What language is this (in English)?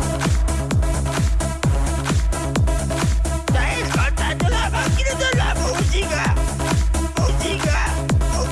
Italian